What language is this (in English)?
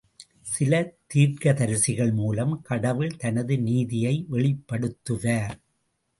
Tamil